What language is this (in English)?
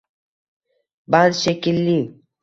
Uzbek